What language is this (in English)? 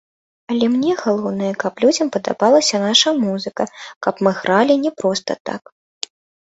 Belarusian